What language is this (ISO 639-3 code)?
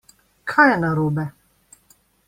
slv